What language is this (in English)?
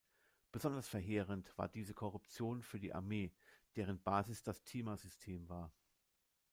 German